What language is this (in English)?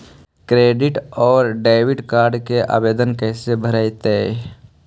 Magahi